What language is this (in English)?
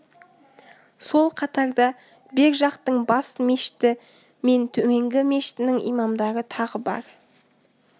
Kazakh